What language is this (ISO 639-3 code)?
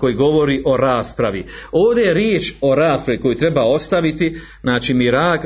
hrv